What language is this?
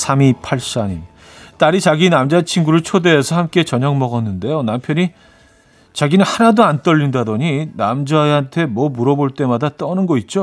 Korean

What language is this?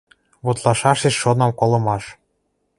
Western Mari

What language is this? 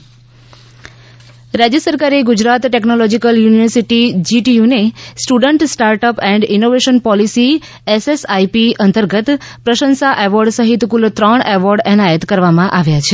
Gujarati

